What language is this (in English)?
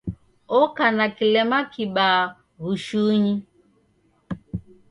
Taita